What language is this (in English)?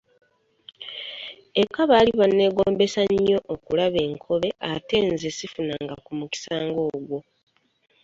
Ganda